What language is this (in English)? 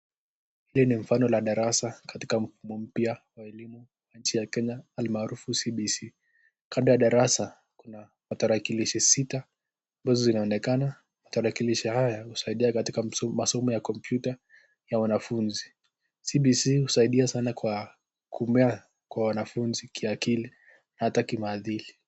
Swahili